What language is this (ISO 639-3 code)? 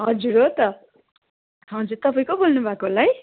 nep